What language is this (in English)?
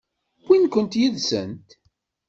Kabyle